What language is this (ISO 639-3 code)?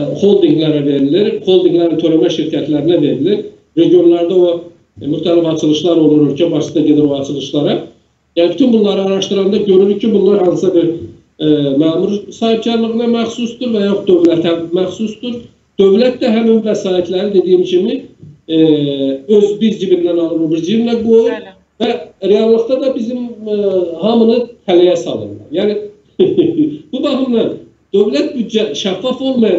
tur